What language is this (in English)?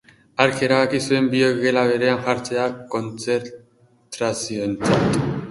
Basque